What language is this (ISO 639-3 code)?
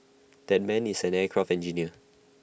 eng